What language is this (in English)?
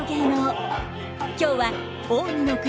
Japanese